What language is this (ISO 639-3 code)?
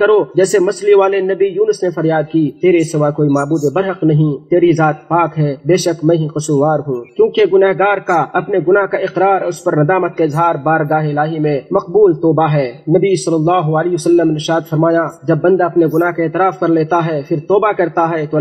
hin